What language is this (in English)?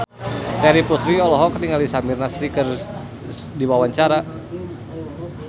Sundanese